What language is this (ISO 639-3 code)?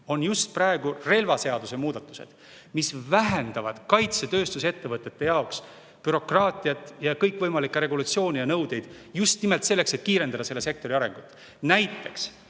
est